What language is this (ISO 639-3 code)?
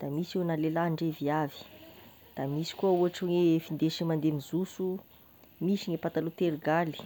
tkg